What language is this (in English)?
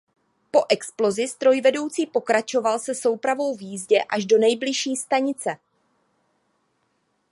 Czech